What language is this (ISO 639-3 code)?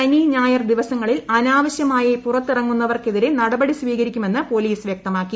mal